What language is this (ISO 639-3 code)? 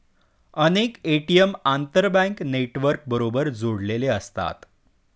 mar